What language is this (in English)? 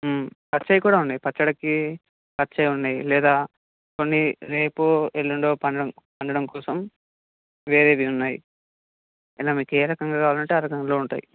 Telugu